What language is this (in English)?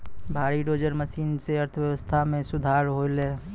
Maithili